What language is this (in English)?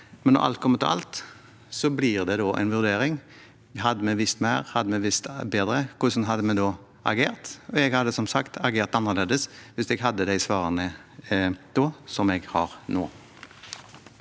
Norwegian